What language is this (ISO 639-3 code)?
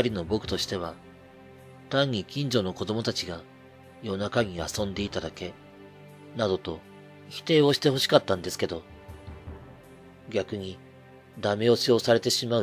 jpn